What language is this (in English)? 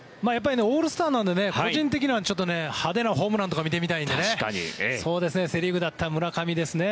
Japanese